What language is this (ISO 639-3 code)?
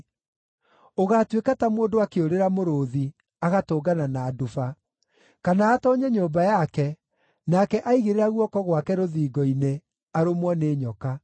kik